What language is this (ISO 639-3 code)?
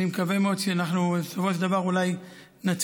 heb